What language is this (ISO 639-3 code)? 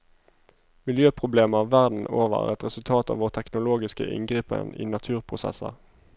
nor